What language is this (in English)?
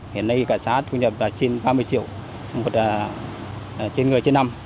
Vietnamese